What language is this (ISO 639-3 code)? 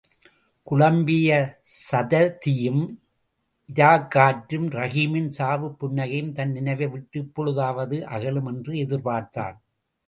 tam